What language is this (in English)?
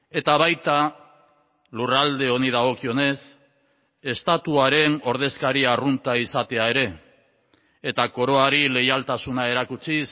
Basque